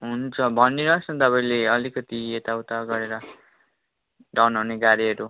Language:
Nepali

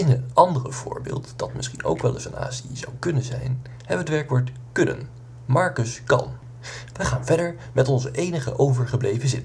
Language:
Dutch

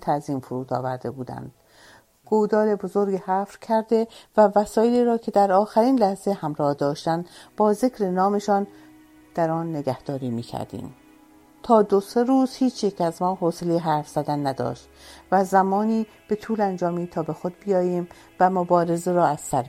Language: Persian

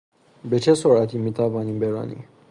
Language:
Persian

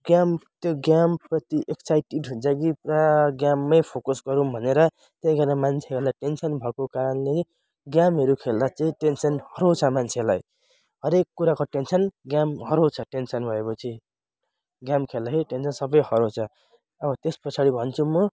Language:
Nepali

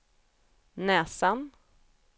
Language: Swedish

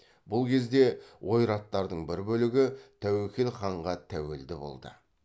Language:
Kazakh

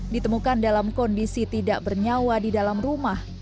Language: Indonesian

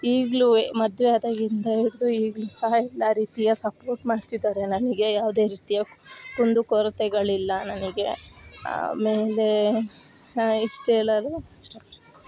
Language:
Kannada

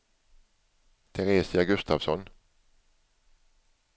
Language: Swedish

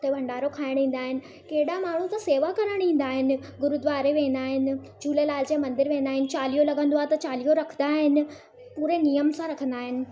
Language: Sindhi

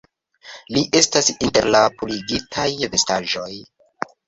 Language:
Esperanto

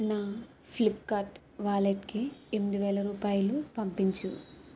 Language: Telugu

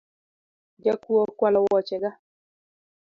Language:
Luo (Kenya and Tanzania)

